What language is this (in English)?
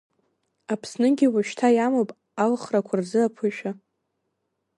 Abkhazian